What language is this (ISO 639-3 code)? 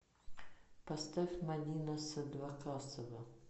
rus